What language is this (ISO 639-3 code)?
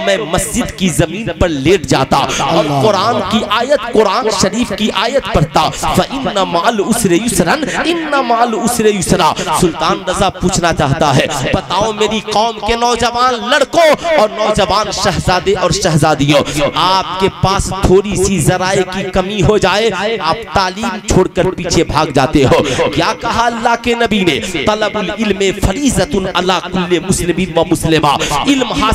hin